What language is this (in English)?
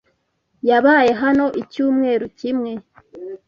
Kinyarwanda